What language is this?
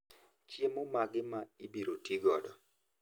Luo (Kenya and Tanzania)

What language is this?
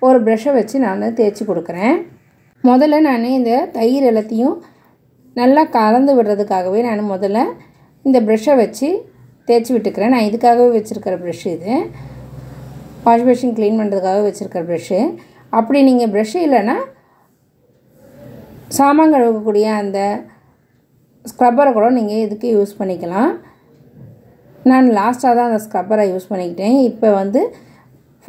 Korean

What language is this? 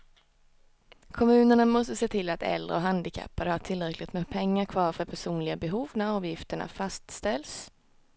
Swedish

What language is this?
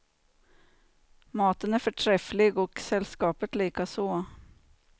Swedish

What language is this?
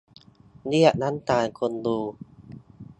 Thai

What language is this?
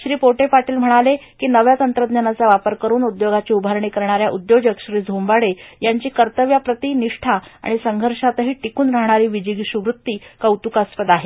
Marathi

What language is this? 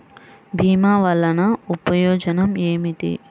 Telugu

